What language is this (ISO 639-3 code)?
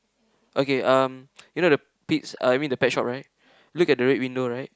eng